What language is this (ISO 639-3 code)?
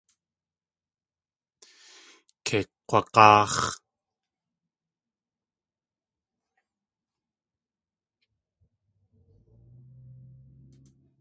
tli